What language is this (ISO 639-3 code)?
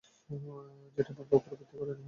ben